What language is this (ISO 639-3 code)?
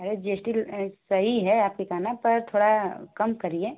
hin